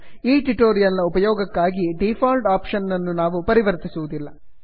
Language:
Kannada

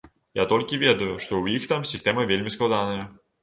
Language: Belarusian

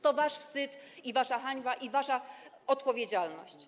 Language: Polish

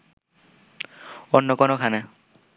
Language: Bangla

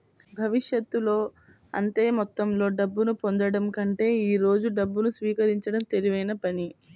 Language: Telugu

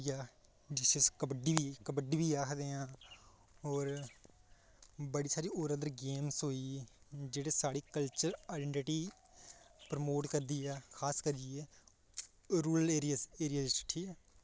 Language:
Dogri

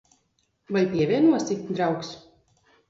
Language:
Latvian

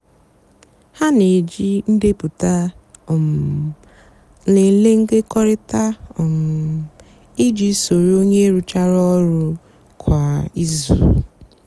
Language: Igbo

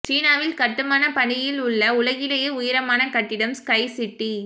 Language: Tamil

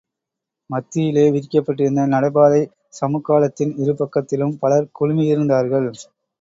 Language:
Tamil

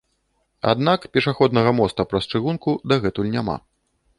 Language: Belarusian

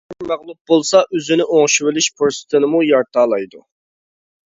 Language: Uyghur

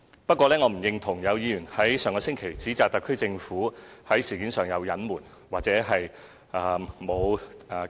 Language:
Cantonese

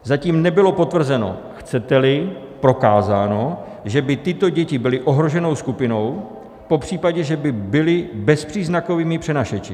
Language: Czech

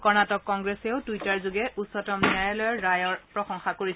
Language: Assamese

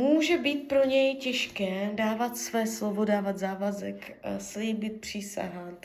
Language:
Czech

